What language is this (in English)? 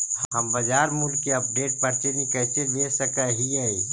Magahi